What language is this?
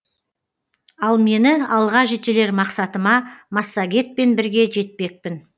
Kazakh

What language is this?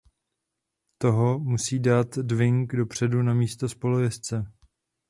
Czech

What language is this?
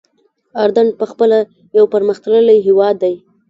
Pashto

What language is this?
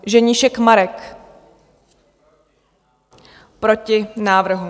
Czech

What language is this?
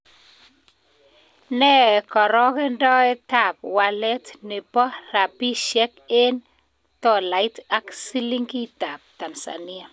Kalenjin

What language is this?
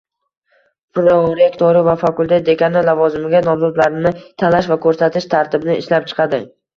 Uzbek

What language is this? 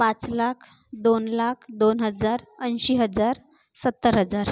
Marathi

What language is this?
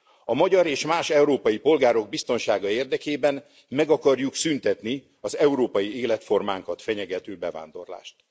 Hungarian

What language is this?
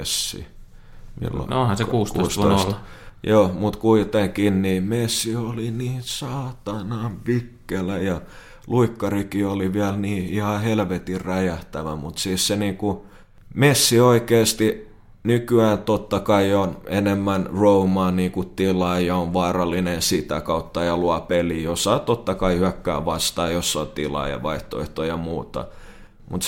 Finnish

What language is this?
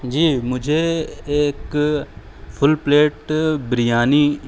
Urdu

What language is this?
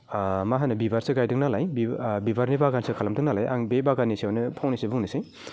Bodo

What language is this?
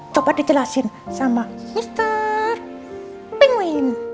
Indonesian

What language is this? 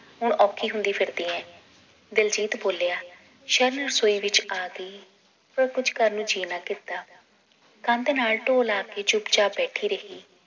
Punjabi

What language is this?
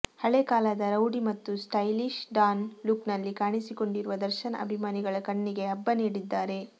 Kannada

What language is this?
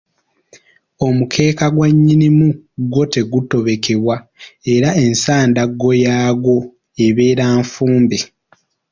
Ganda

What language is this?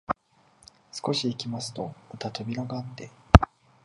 Japanese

